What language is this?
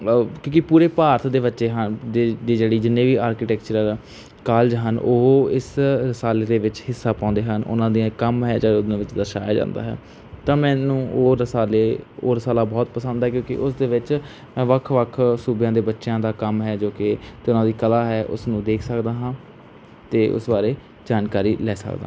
Punjabi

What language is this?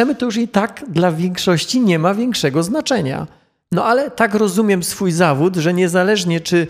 Polish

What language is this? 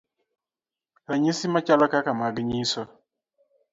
Luo (Kenya and Tanzania)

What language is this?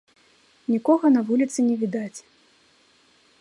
Belarusian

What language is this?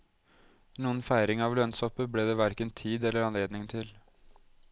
Norwegian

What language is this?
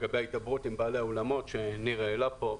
Hebrew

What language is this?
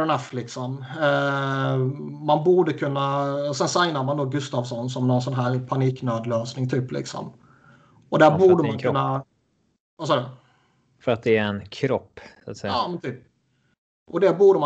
Swedish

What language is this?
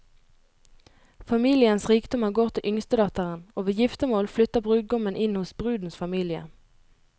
Norwegian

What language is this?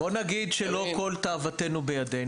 Hebrew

